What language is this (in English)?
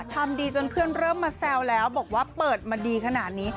Thai